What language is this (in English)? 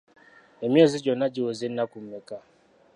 Ganda